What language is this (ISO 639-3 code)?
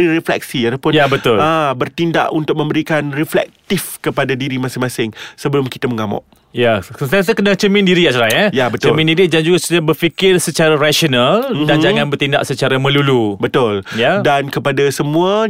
msa